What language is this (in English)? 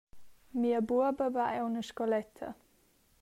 Romansh